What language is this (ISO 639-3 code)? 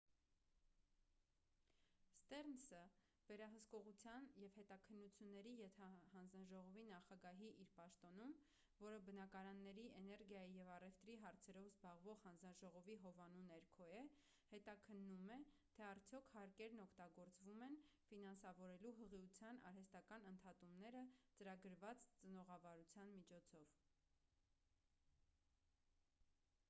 hye